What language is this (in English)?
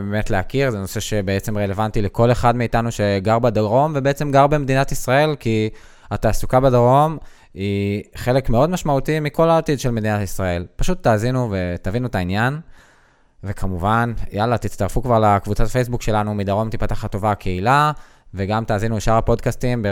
Hebrew